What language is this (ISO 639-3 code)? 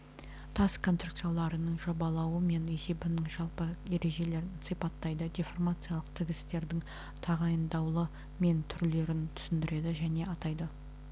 kaz